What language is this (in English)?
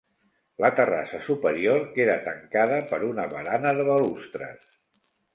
Catalan